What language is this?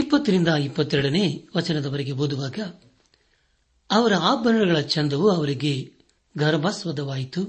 Kannada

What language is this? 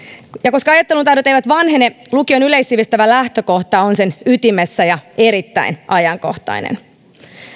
Finnish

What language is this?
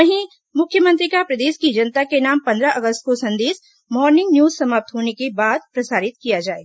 Hindi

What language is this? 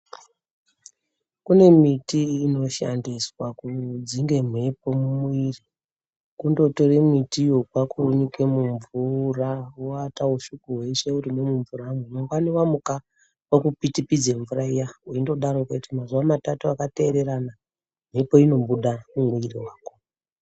Ndau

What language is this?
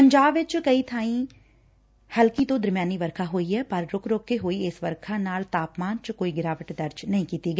Punjabi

